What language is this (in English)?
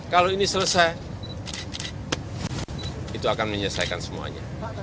Indonesian